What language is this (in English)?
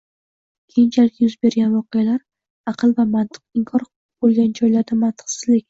Uzbek